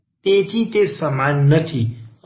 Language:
Gujarati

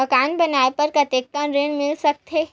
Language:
Chhattisgarhi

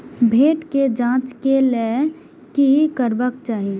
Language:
Maithili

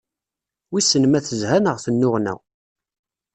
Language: Kabyle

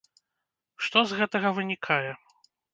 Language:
Belarusian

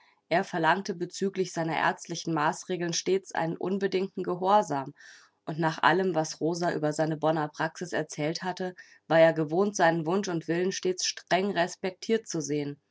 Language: German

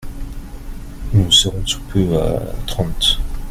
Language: French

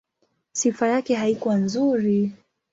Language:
Swahili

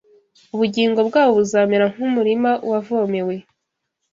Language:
Kinyarwanda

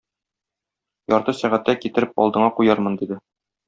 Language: Tatar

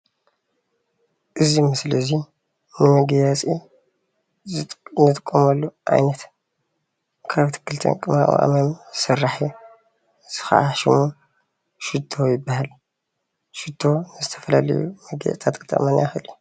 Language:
Tigrinya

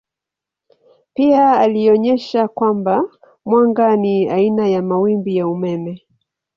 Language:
Swahili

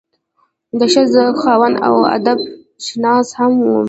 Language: Pashto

